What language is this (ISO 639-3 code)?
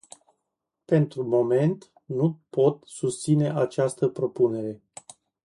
ron